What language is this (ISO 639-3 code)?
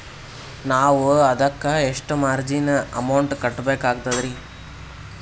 kan